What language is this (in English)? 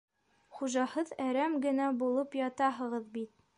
Bashkir